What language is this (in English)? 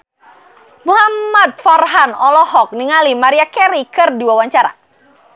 Sundanese